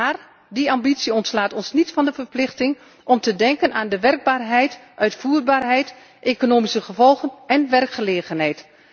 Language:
Dutch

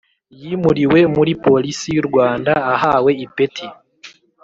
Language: Kinyarwanda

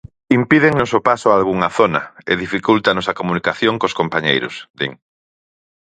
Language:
Galician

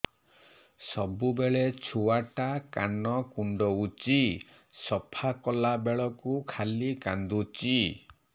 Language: Odia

